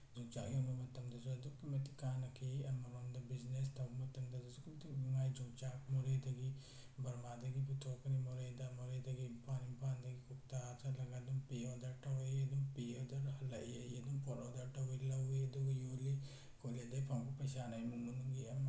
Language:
Manipuri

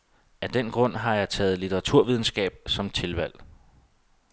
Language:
Danish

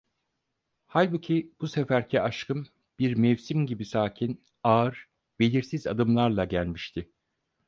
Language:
Turkish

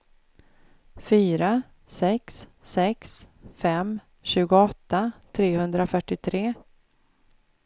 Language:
Swedish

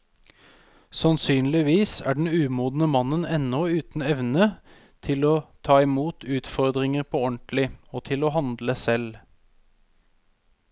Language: Norwegian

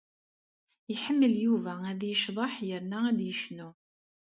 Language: Kabyle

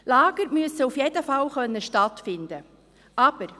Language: Swiss German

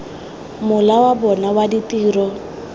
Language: Tswana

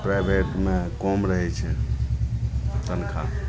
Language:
Maithili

